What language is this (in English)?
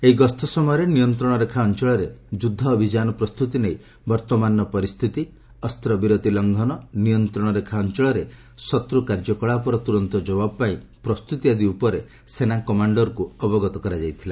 Odia